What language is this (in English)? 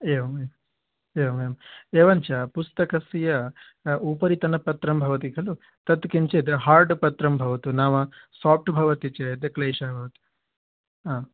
Sanskrit